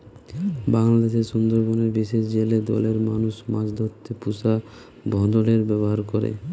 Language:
Bangla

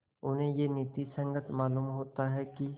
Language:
Hindi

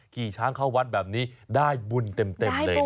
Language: Thai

